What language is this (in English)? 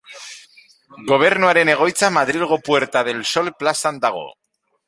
Basque